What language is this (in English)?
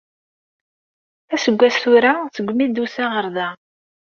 Kabyle